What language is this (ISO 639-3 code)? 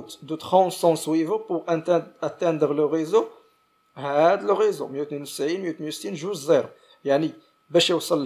ara